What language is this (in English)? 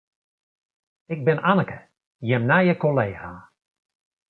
Western Frisian